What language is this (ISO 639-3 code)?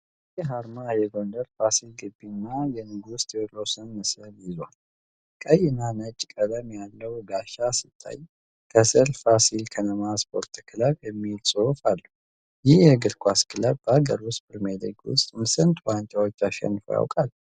amh